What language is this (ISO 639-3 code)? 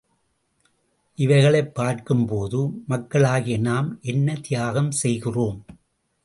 tam